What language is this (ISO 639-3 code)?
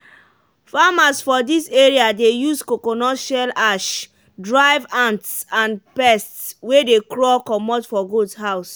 pcm